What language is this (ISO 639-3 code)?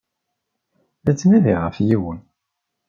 kab